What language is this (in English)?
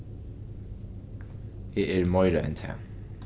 Faroese